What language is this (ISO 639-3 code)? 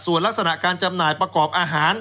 tha